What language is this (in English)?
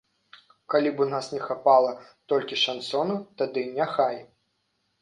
Belarusian